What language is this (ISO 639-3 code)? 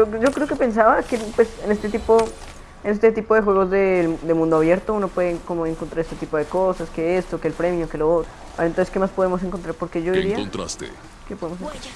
spa